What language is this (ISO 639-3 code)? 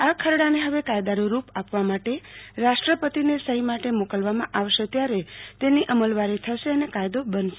guj